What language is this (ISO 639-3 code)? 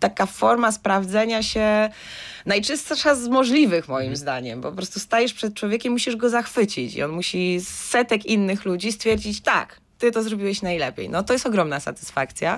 pol